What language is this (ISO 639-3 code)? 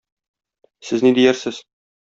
tat